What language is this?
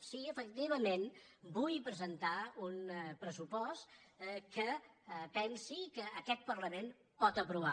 Catalan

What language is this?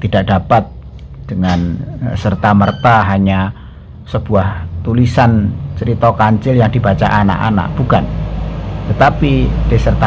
Indonesian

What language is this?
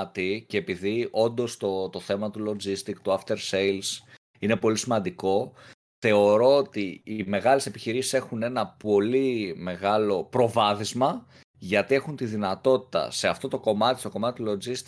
Greek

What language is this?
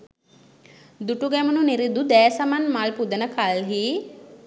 Sinhala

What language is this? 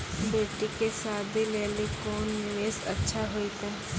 Maithili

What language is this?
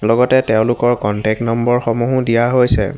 Assamese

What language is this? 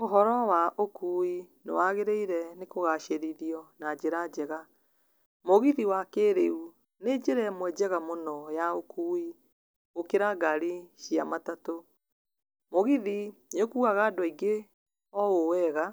Kikuyu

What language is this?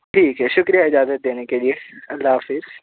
Urdu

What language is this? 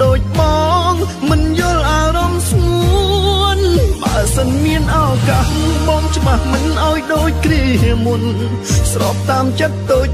Thai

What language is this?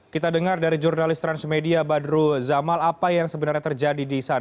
Indonesian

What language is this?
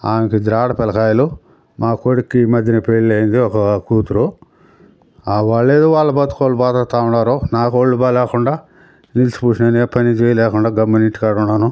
Telugu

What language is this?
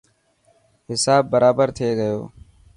Dhatki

